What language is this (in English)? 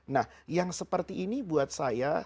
Indonesian